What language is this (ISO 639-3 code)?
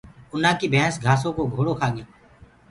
ggg